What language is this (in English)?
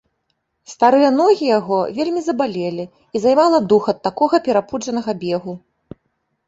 Belarusian